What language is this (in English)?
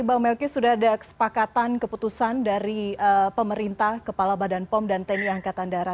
Indonesian